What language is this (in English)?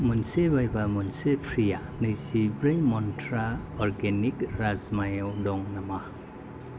Bodo